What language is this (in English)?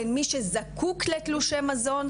Hebrew